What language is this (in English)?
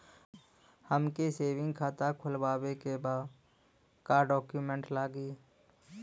Bhojpuri